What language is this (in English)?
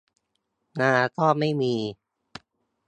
Thai